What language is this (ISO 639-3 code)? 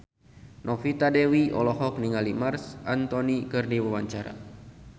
sun